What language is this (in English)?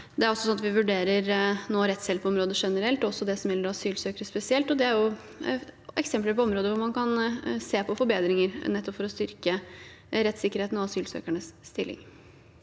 Norwegian